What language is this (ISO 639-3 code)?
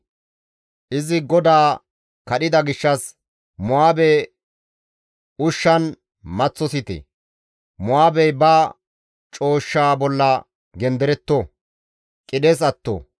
gmv